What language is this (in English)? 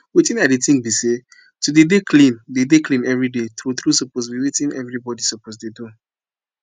Nigerian Pidgin